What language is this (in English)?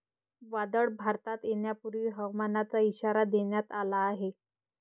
Marathi